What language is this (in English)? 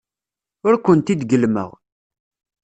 Kabyle